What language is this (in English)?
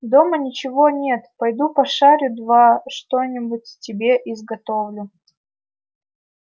Russian